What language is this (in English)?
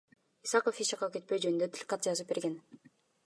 Kyrgyz